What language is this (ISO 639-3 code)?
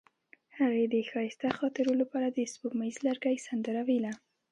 pus